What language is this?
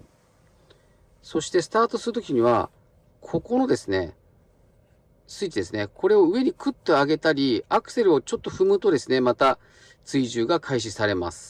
Japanese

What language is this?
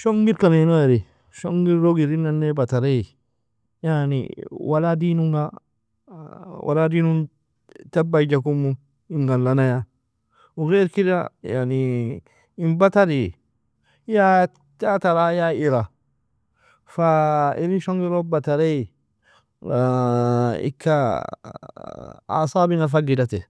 Nobiin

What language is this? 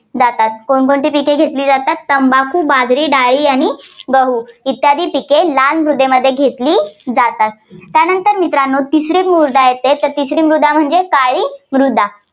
Marathi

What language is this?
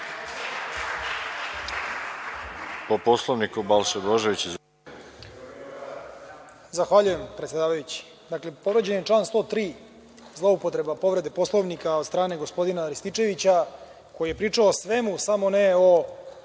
Serbian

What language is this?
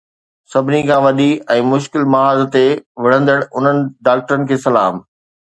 Sindhi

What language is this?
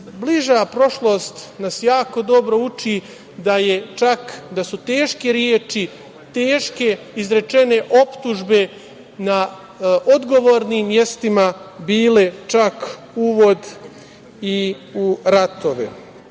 Serbian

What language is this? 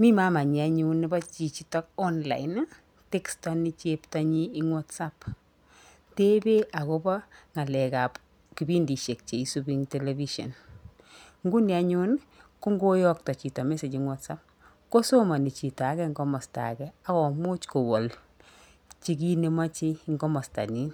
Kalenjin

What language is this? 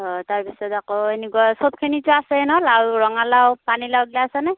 Assamese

